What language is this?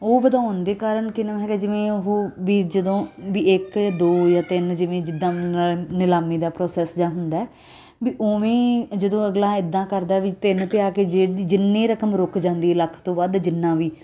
Punjabi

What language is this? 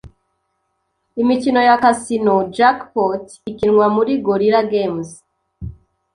Kinyarwanda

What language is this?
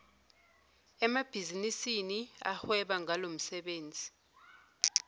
Zulu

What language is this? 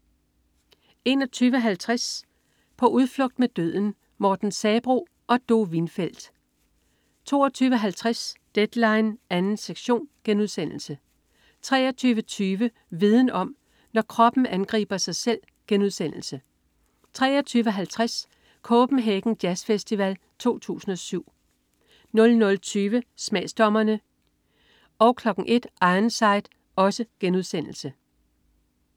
Danish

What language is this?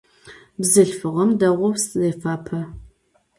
Adyghe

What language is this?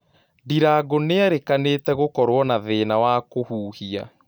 Kikuyu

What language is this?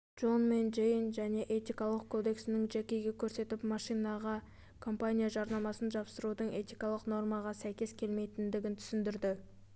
Kazakh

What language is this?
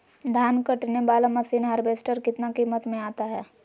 Magahi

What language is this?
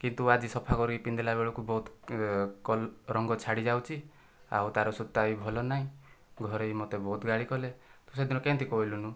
Odia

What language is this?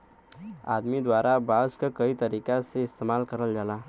Bhojpuri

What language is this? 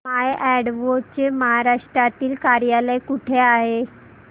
Marathi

